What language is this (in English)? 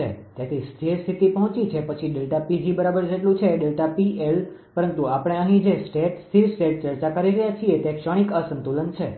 Gujarati